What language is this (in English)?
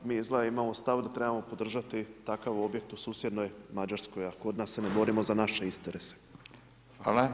Croatian